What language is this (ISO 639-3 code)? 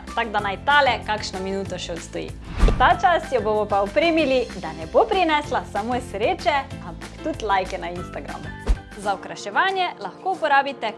slv